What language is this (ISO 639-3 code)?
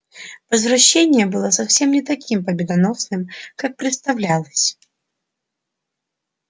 rus